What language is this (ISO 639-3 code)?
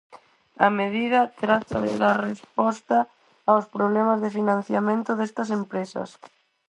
glg